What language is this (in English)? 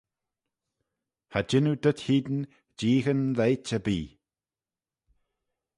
Manx